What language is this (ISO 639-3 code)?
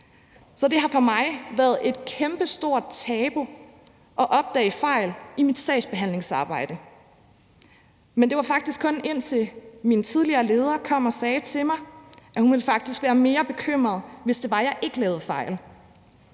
dan